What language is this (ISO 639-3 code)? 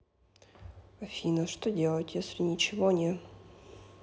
rus